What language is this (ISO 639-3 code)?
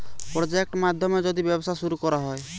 ben